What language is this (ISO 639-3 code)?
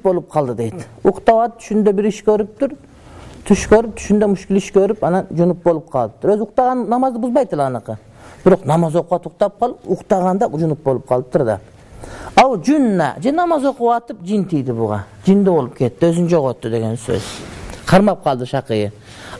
ara